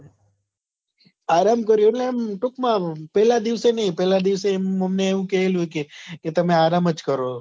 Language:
Gujarati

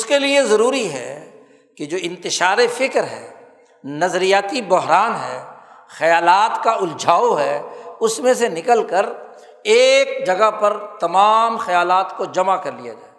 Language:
Urdu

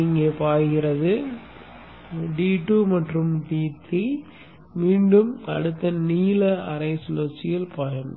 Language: Tamil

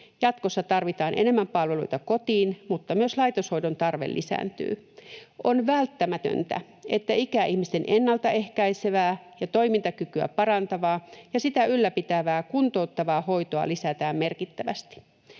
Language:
Finnish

